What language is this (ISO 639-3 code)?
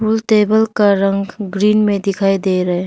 hin